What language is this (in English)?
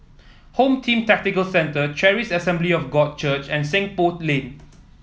English